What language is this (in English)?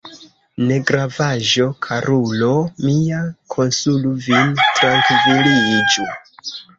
Esperanto